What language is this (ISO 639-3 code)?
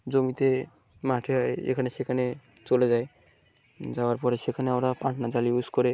ben